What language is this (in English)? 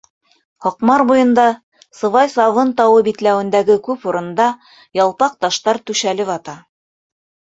Bashkir